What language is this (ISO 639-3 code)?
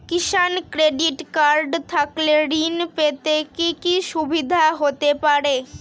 ben